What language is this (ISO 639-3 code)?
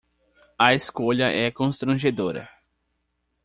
por